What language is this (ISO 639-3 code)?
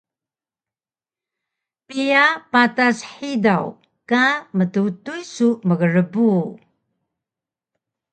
trv